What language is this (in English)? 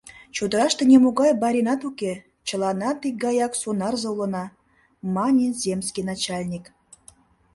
Mari